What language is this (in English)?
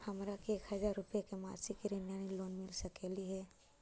Magahi